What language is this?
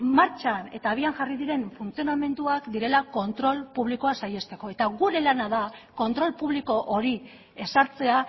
Basque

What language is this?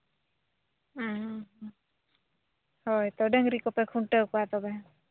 Santali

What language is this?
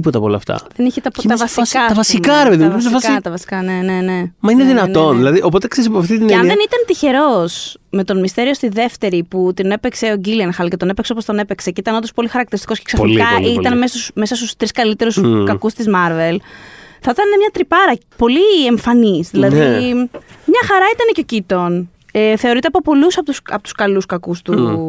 Greek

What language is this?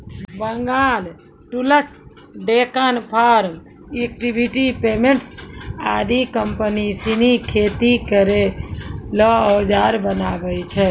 Maithili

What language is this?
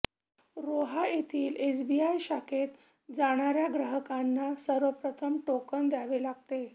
Marathi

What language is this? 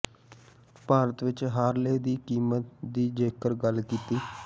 Punjabi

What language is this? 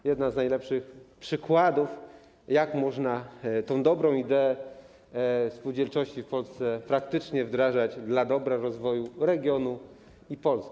Polish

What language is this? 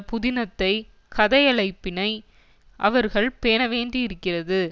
Tamil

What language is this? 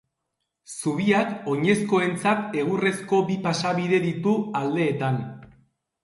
Basque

